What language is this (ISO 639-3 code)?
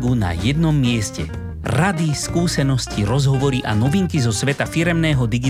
slk